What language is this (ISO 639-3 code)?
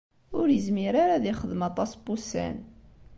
kab